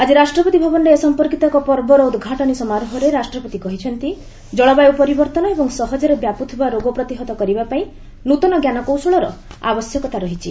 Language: Odia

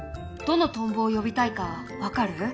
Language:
Japanese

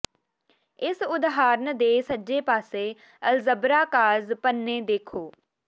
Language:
Punjabi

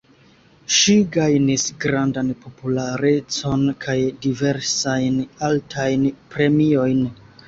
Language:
Esperanto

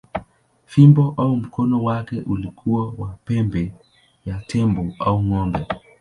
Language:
Swahili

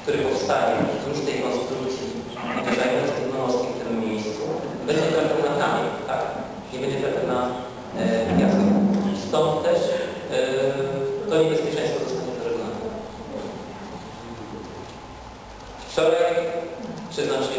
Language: Polish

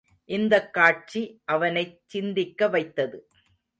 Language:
Tamil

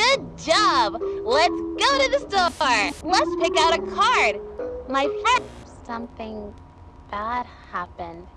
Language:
Korean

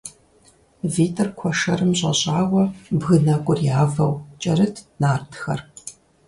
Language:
Kabardian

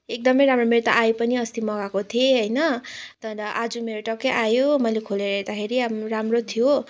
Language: Nepali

